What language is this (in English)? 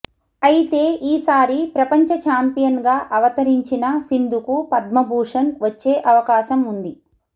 Telugu